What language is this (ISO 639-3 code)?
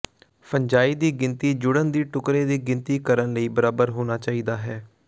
pan